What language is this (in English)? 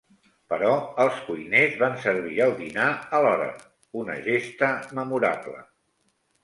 Catalan